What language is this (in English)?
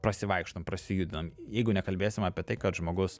Lithuanian